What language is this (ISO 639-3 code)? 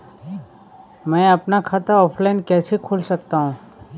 hin